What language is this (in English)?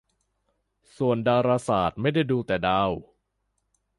Thai